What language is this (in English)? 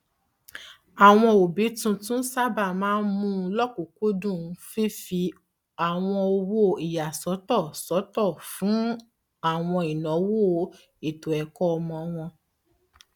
Yoruba